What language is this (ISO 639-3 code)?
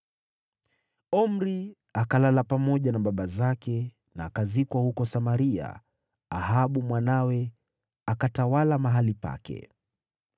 swa